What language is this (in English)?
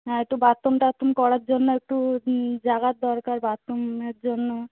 Bangla